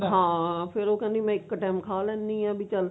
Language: Punjabi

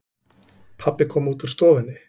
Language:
Icelandic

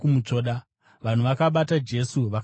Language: Shona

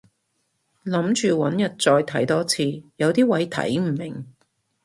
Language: Cantonese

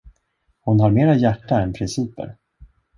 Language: Swedish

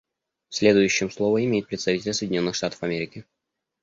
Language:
Russian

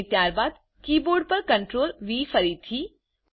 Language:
Gujarati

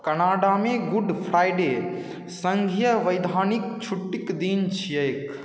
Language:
Maithili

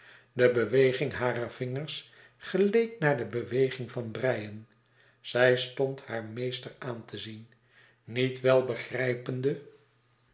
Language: Dutch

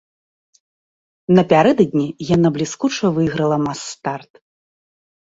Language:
Belarusian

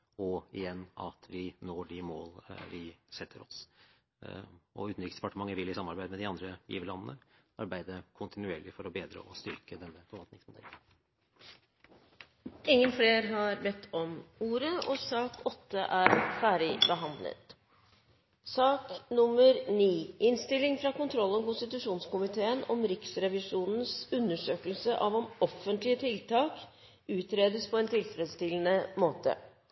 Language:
Norwegian Bokmål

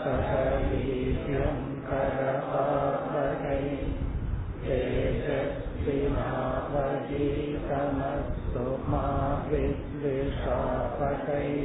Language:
Tamil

